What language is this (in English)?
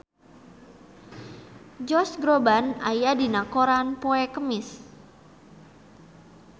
Sundanese